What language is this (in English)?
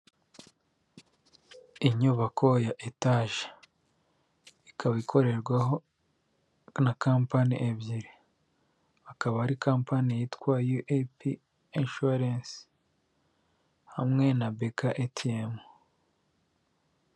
Kinyarwanda